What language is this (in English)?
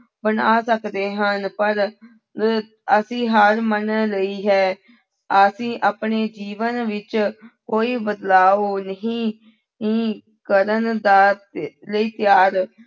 Punjabi